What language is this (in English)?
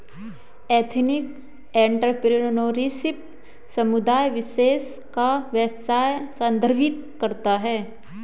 Hindi